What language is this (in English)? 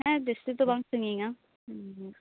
Santali